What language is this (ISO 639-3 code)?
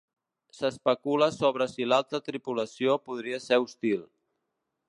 cat